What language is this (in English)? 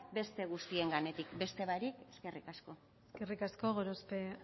Basque